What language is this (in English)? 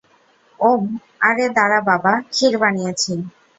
Bangla